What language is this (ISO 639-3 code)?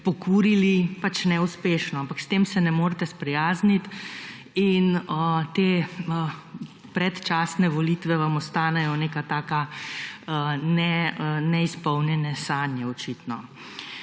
slv